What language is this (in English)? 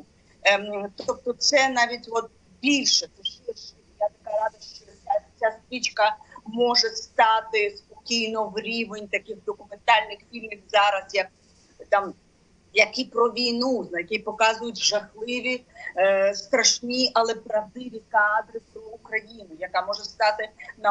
Ukrainian